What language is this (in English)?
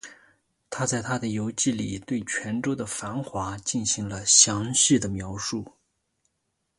Chinese